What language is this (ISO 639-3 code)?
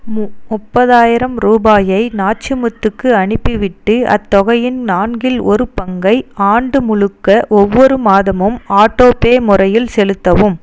tam